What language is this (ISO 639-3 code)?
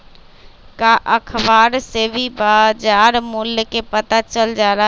mag